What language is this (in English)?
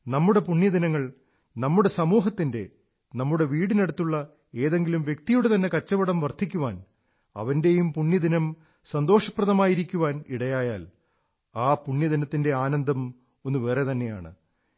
Malayalam